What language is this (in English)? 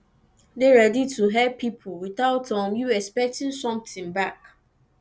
Nigerian Pidgin